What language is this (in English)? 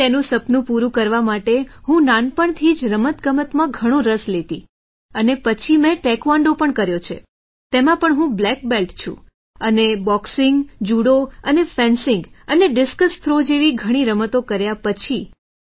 Gujarati